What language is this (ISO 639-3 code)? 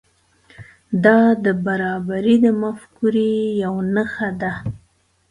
pus